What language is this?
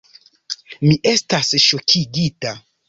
Esperanto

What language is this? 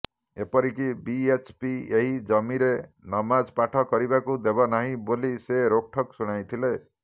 Odia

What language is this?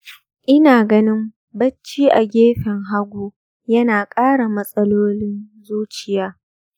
Hausa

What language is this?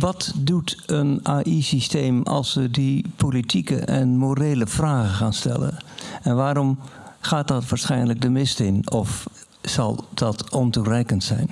Dutch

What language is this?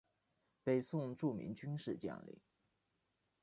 Chinese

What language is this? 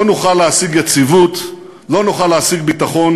Hebrew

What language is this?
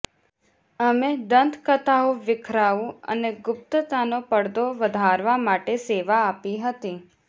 Gujarati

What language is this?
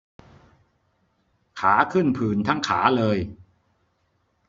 Thai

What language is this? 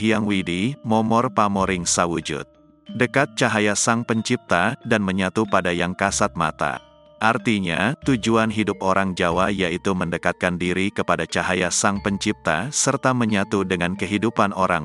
Indonesian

